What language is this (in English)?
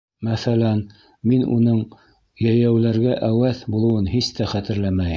Bashkir